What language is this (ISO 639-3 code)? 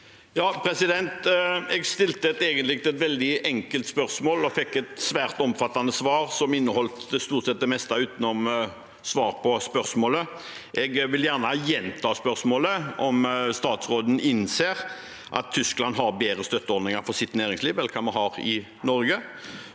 nor